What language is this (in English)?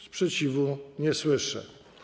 Polish